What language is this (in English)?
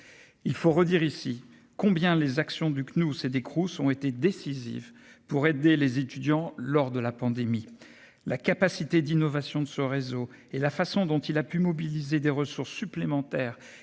French